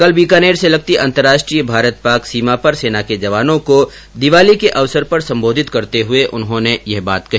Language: Hindi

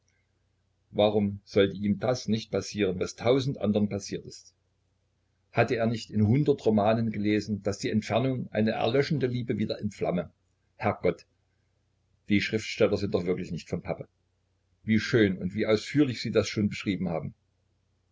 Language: German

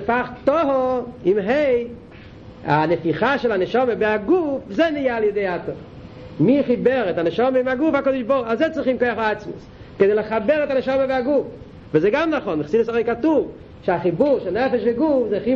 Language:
Hebrew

